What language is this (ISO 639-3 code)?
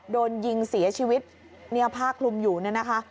tha